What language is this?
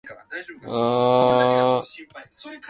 Japanese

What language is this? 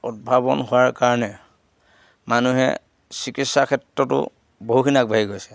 Assamese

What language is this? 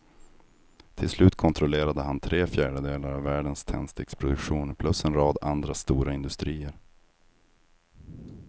Swedish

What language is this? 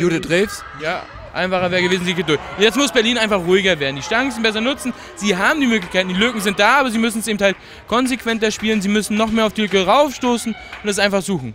German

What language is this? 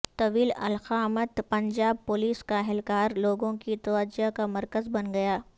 Urdu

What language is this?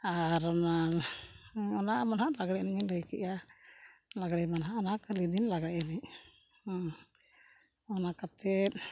Santali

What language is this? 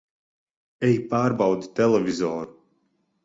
Latvian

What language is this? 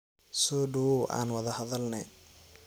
Somali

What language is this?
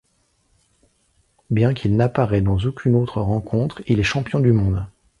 French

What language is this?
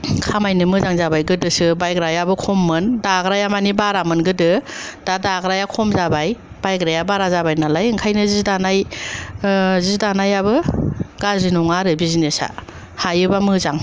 Bodo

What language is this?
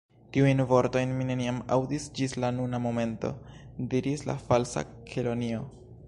Esperanto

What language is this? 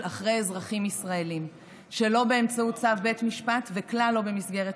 Hebrew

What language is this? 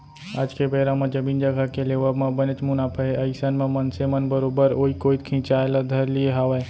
Chhattisgarhi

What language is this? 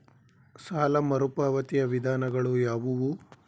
Kannada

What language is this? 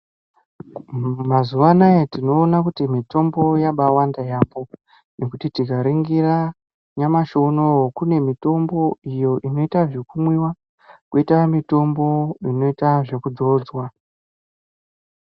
Ndau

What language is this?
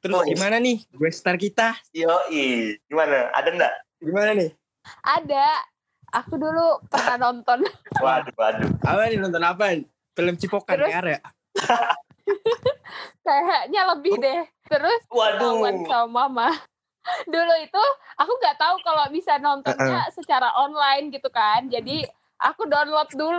Indonesian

